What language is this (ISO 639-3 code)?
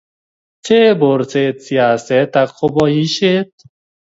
kln